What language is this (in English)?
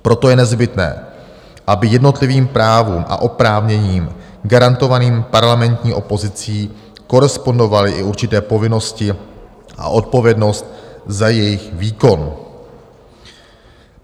Czech